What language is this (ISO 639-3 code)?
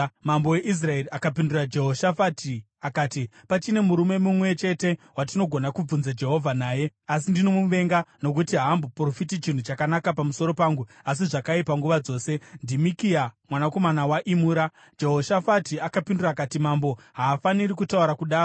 sna